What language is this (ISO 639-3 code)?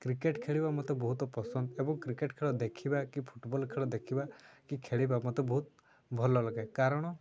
ori